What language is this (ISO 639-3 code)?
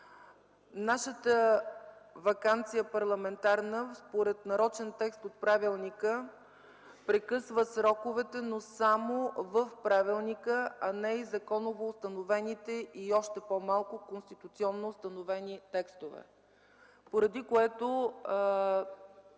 bul